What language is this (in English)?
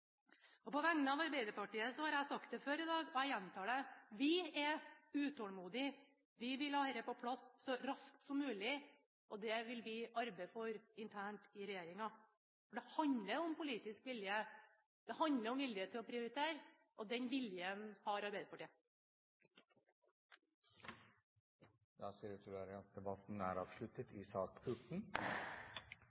Norwegian Bokmål